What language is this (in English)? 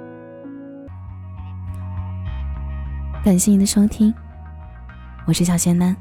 Chinese